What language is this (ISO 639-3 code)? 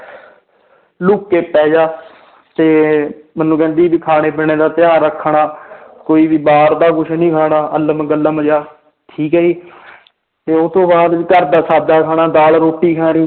pan